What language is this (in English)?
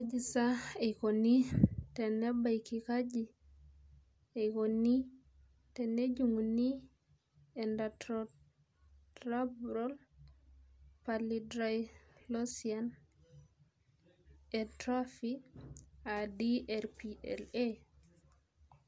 Masai